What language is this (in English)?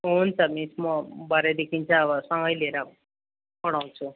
Nepali